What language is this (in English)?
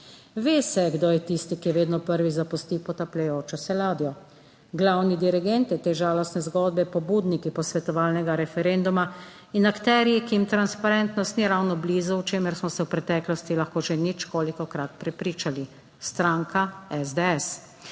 Slovenian